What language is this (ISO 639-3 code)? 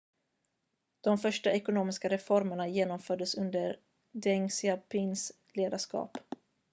swe